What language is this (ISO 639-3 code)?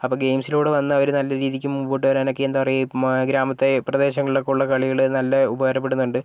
mal